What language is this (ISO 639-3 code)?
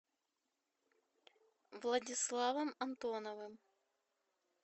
rus